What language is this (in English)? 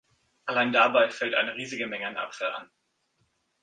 German